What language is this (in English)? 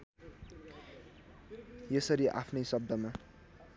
Nepali